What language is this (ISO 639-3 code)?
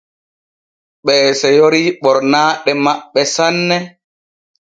fue